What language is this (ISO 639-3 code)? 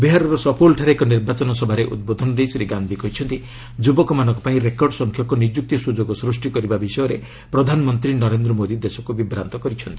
ori